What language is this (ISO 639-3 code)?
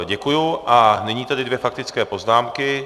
ces